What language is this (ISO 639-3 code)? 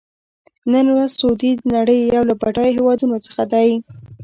pus